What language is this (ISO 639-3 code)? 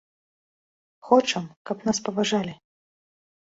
bel